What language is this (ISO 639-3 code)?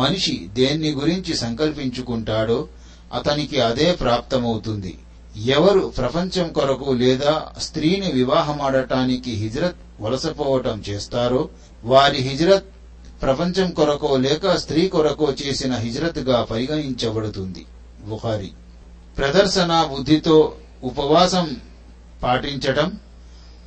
tel